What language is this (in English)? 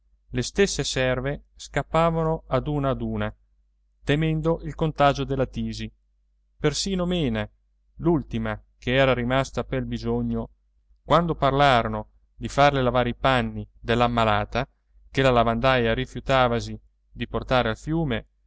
Italian